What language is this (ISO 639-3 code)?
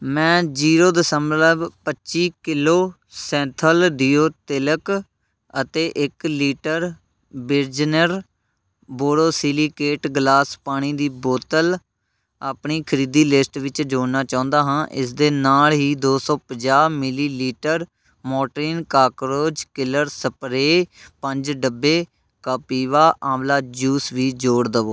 pan